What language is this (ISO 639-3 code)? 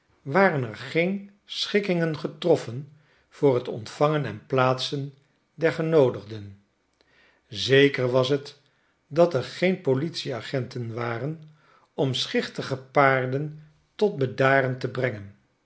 nld